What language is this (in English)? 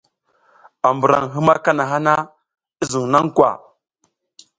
South Giziga